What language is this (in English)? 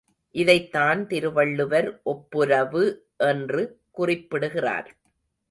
Tamil